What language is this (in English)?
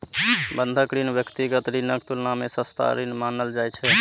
Maithili